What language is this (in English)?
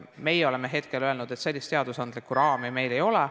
Estonian